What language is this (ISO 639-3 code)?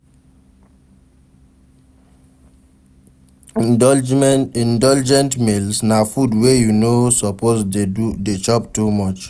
pcm